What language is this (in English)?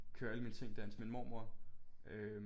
Danish